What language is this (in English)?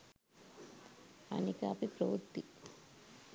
Sinhala